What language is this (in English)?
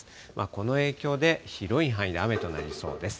Japanese